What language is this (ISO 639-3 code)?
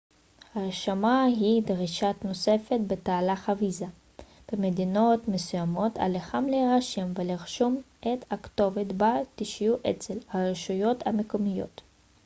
heb